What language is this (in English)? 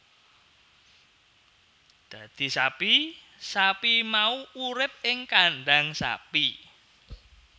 Javanese